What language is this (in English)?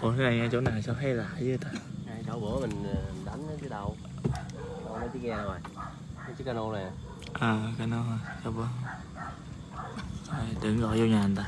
Vietnamese